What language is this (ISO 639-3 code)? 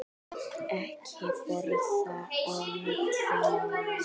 isl